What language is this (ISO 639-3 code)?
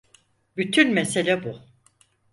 tur